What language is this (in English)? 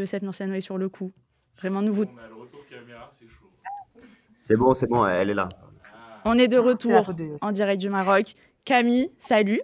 French